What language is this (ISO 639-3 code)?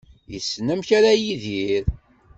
kab